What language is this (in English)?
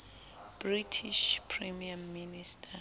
Southern Sotho